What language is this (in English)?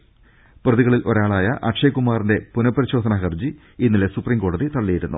Malayalam